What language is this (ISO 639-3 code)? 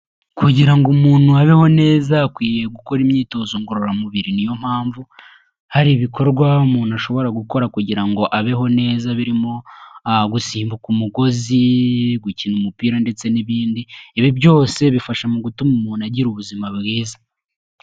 kin